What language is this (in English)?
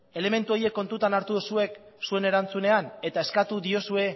Basque